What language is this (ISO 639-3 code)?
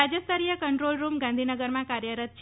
guj